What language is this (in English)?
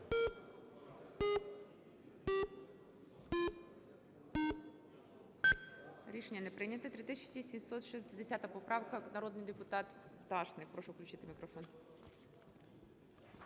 Ukrainian